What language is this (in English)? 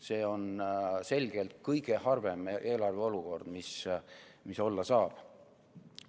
Estonian